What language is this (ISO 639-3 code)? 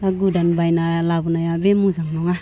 brx